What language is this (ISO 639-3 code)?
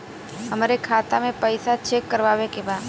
bho